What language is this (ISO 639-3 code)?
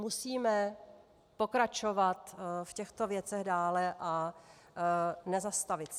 ces